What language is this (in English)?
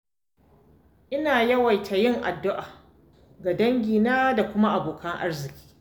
Hausa